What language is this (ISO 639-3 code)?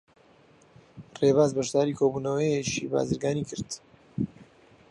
ckb